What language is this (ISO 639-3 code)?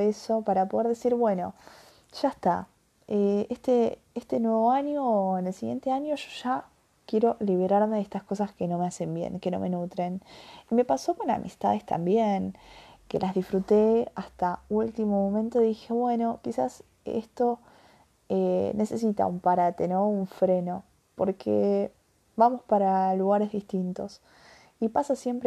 spa